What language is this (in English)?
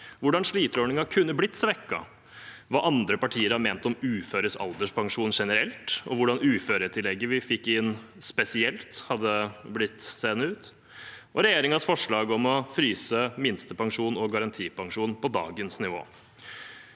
Norwegian